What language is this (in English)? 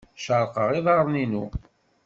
Kabyle